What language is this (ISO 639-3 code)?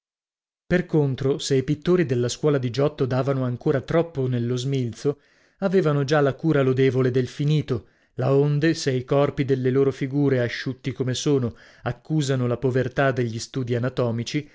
ita